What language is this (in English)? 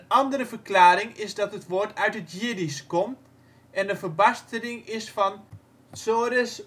Dutch